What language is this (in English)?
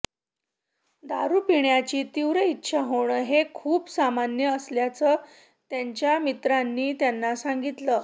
Marathi